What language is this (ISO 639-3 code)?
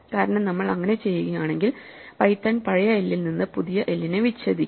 mal